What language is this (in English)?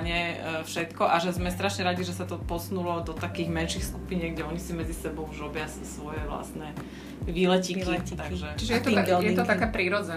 Slovak